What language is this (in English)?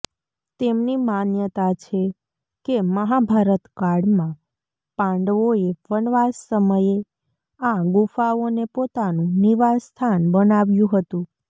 Gujarati